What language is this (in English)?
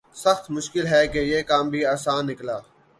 Urdu